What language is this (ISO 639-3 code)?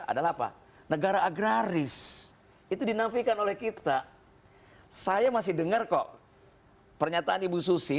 ind